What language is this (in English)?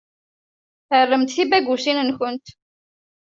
Kabyle